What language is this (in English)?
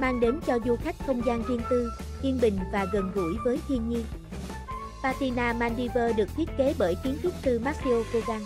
Vietnamese